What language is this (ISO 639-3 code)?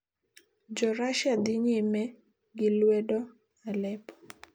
luo